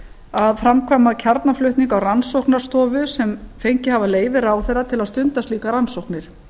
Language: Icelandic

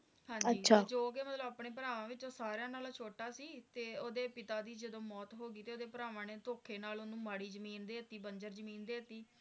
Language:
Punjabi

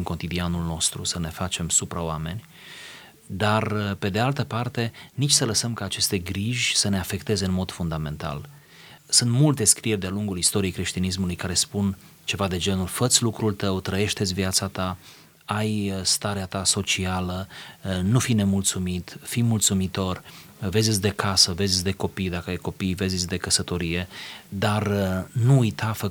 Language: Romanian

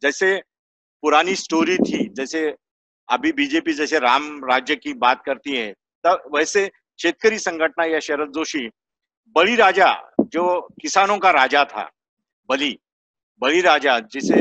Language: Hindi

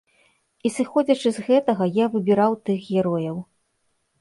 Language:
Belarusian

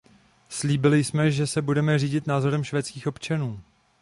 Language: Czech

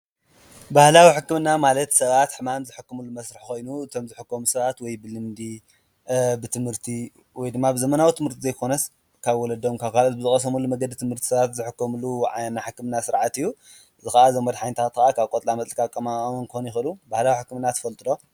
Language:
Tigrinya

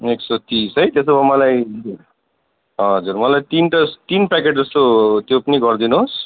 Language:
Nepali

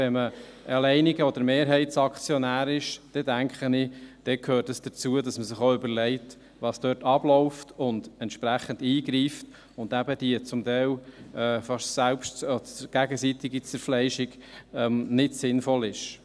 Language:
Swiss German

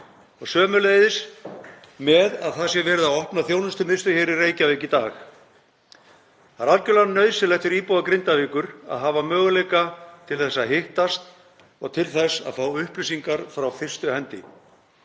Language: Icelandic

